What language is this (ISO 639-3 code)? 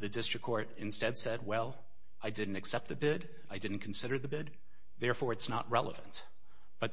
eng